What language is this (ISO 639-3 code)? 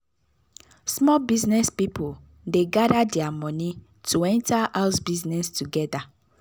pcm